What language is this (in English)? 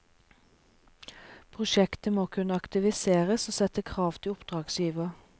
Norwegian